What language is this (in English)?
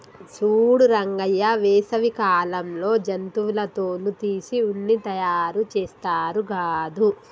Telugu